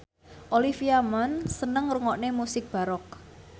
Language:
Javanese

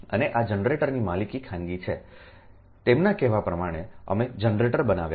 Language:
Gujarati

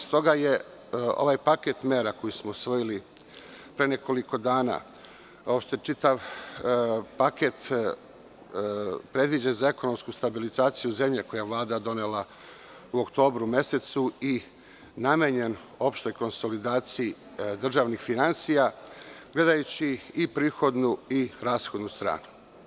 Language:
Serbian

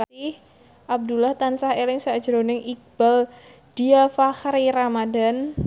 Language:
Javanese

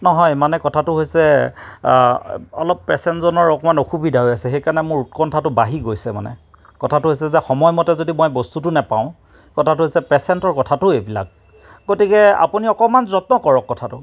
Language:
Assamese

